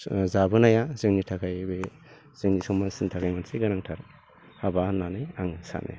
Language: Bodo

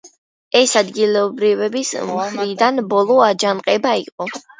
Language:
Georgian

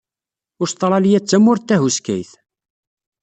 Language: Kabyle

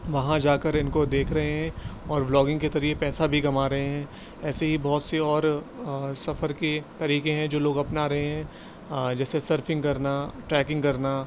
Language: Urdu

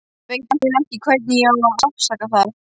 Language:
Icelandic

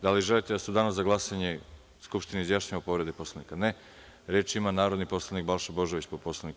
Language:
Serbian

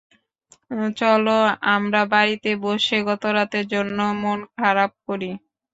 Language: Bangla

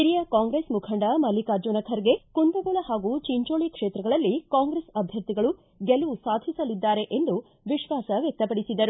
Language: Kannada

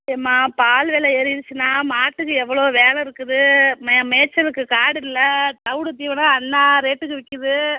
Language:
Tamil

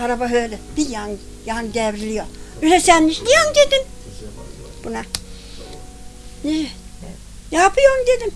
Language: Turkish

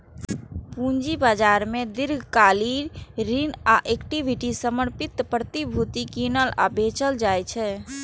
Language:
Maithili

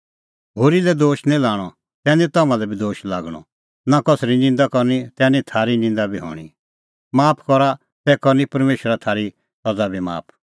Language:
Kullu Pahari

